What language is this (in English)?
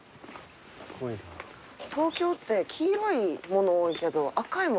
Japanese